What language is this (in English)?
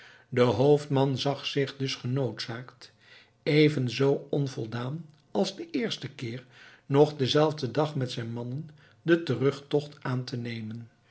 Dutch